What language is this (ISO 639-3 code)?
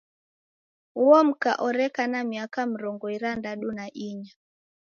dav